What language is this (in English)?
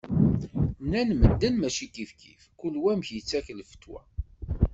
Kabyle